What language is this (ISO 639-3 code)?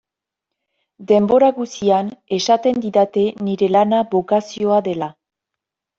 eus